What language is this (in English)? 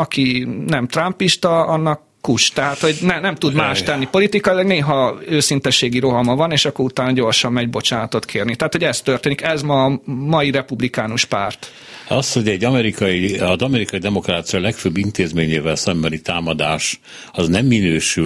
Hungarian